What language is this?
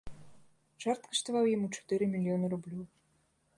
Belarusian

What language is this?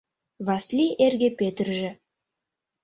Mari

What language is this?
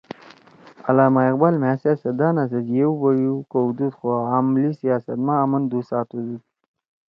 Torwali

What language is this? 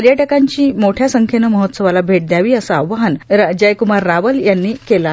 Marathi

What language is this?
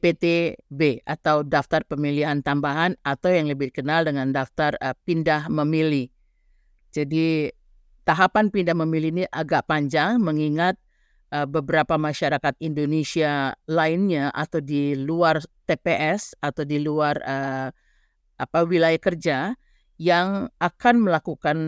Indonesian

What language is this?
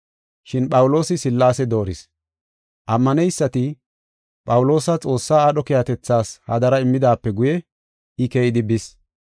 Gofa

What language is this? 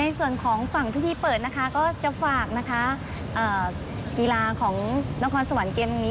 Thai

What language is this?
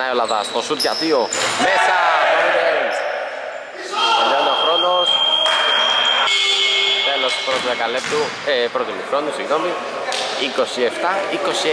Greek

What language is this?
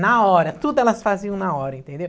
Portuguese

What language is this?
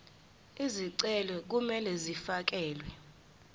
Zulu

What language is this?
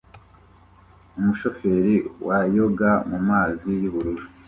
Kinyarwanda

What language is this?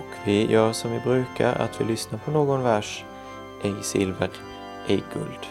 Swedish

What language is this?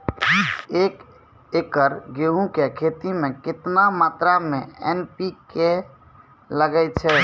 Maithili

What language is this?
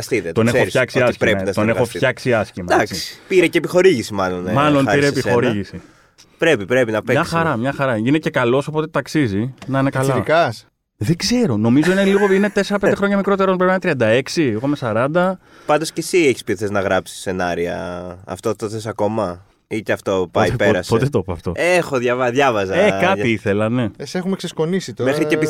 Greek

